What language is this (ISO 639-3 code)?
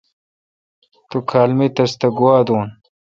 xka